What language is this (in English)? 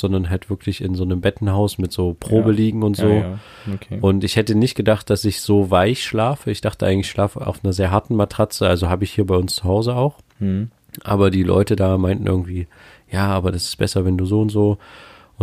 German